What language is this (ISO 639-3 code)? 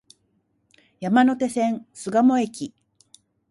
jpn